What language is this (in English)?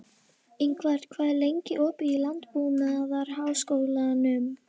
Icelandic